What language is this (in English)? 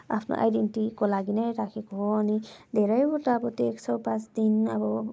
Nepali